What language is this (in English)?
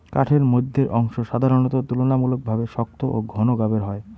Bangla